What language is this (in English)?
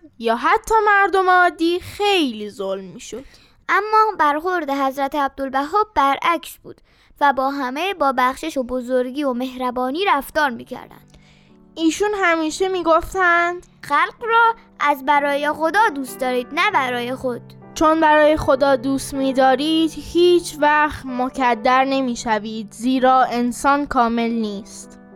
Persian